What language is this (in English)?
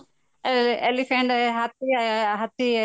Odia